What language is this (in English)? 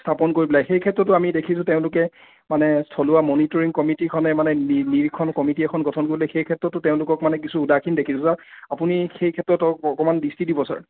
Assamese